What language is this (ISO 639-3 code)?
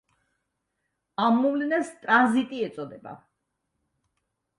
kat